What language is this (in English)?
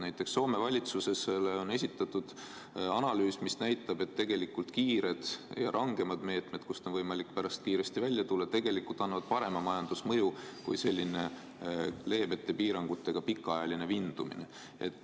Estonian